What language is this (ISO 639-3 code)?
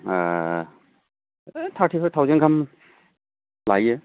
brx